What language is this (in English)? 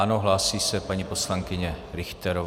Czech